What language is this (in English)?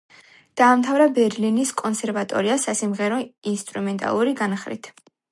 Georgian